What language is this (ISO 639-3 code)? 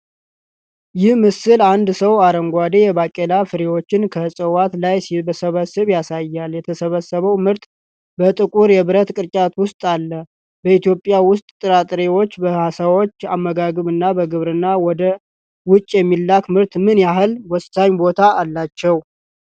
amh